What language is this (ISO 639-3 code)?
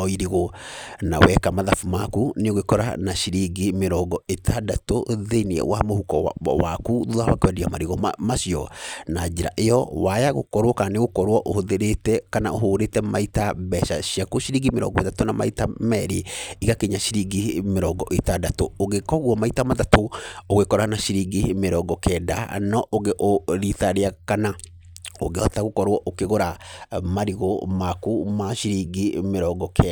kik